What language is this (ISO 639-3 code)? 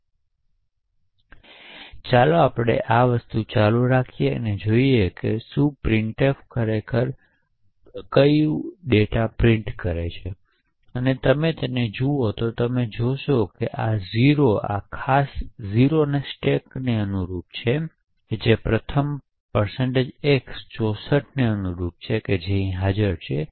guj